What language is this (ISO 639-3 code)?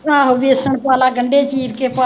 pan